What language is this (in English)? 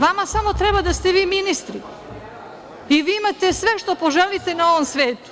Serbian